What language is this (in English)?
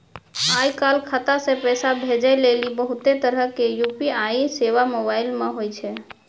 Maithili